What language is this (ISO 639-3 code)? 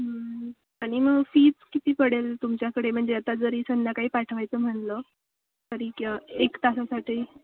mar